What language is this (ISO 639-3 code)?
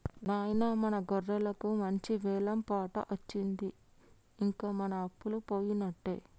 tel